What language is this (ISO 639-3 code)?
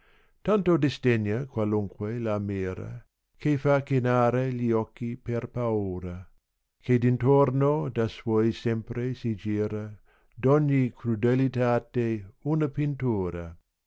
ita